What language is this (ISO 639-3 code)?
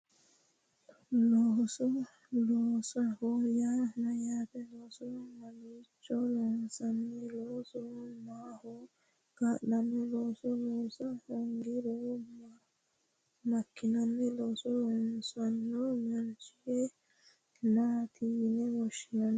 sid